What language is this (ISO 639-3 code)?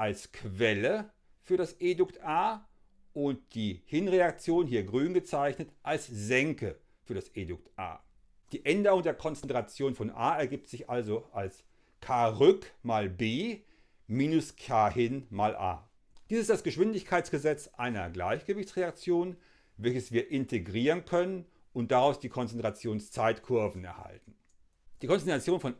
deu